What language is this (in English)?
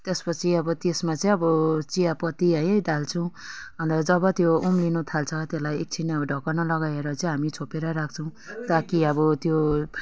Nepali